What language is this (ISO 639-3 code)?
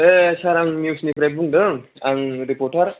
brx